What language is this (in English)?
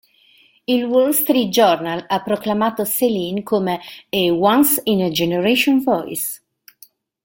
Italian